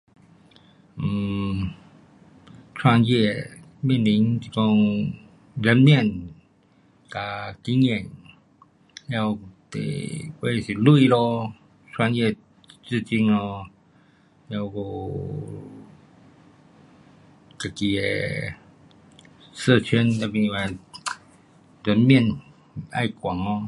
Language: Pu-Xian Chinese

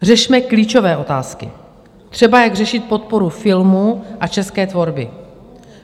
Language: Czech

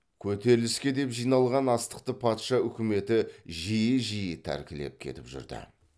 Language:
Kazakh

